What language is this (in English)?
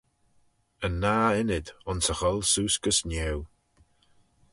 Manx